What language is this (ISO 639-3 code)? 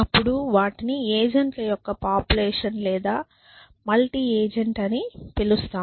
tel